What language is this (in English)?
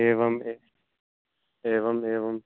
Sanskrit